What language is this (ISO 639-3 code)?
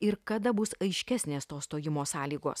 lit